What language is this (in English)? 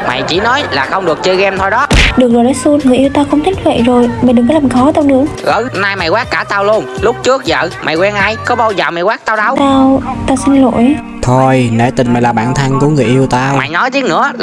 Vietnamese